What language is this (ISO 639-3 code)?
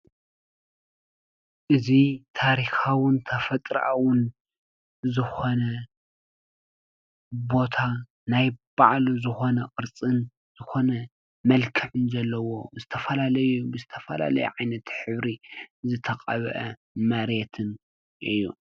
tir